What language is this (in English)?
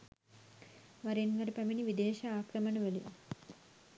Sinhala